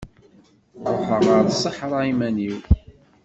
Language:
Kabyle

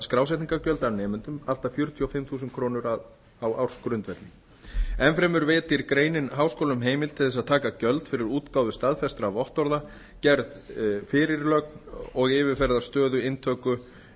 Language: Icelandic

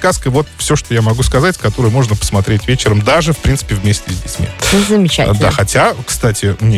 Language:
Russian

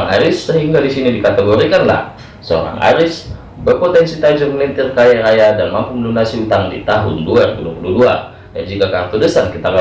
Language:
Indonesian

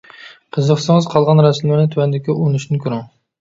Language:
Uyghur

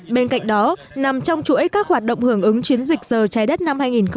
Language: Vietnamese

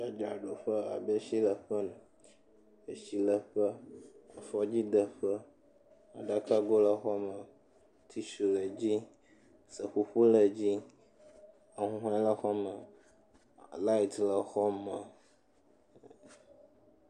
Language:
Ewe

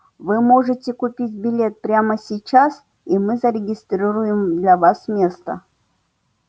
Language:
Russian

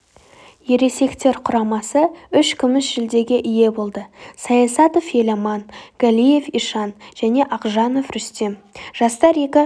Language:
Kazakh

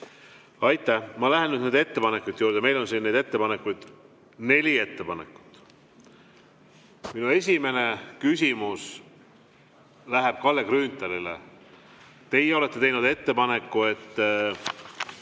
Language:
Estonian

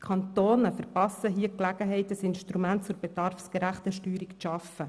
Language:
Swiss German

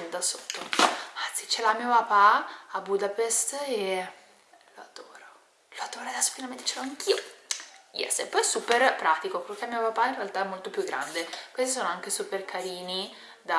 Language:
Italian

